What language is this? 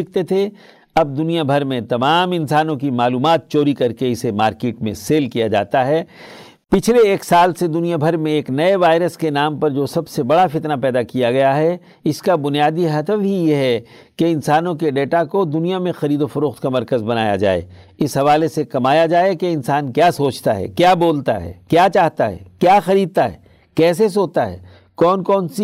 Urdu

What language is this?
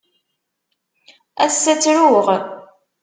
Kabyle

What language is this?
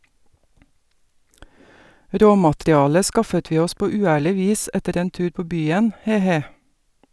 Norwegian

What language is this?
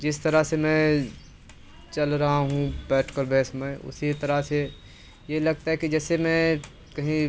Hindi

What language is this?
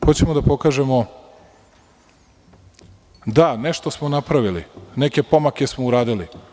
Serbian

